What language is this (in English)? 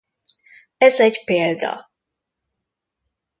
Hungarian